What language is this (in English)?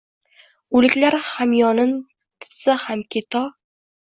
Uzbek